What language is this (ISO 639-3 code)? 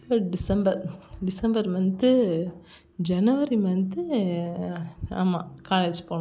tam